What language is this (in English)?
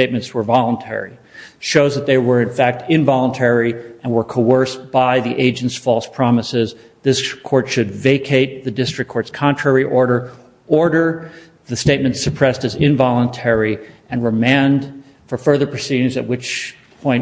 English